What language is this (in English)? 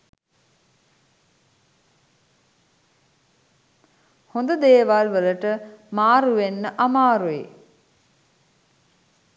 Sinhala